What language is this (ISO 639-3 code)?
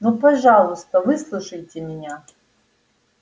rus